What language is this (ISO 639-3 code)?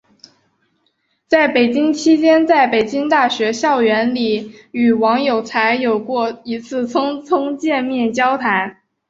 zho